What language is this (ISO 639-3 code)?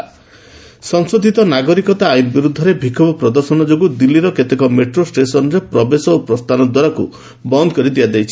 ori